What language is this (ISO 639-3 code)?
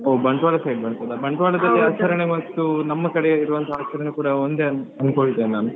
kan